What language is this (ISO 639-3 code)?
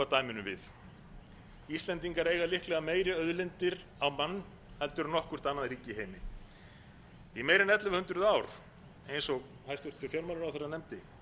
isl